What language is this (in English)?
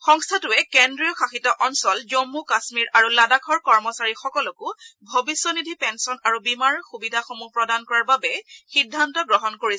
Assamese